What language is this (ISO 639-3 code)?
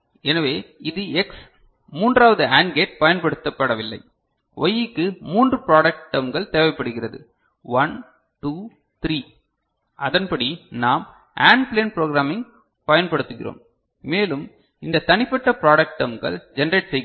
tam